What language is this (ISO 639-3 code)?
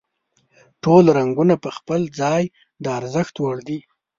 pus